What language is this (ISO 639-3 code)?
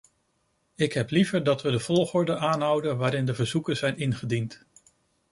nld